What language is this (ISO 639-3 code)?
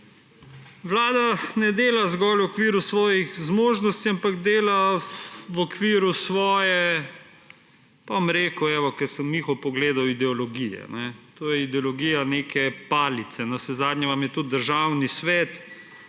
slv